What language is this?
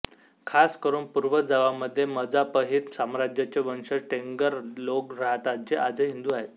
Marathi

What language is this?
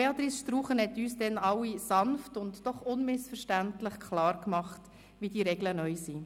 Swiss German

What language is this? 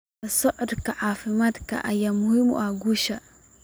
Somali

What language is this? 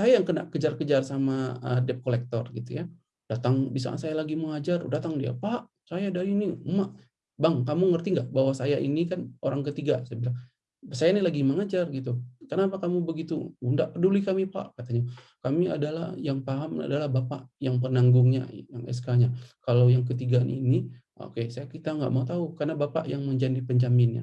Indonesian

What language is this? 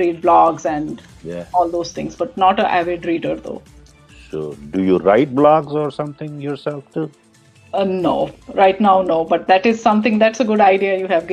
English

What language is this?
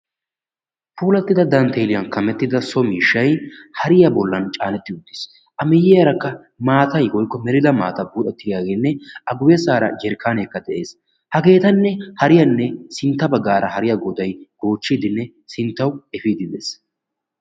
Wolaytta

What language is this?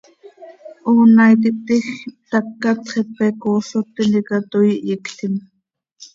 Seri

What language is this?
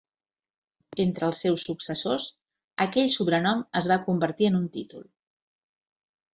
Catalan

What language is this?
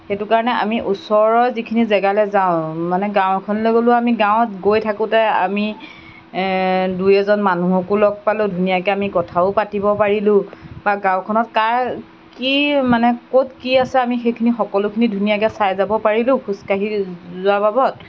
Assamese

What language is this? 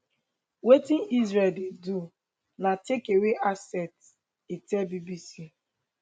Nigerian Pidgin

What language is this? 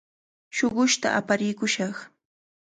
Cajatambo North Lima Quechua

